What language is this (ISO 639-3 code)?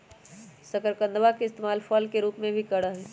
mag